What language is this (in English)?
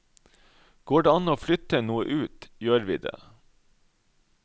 Norwegian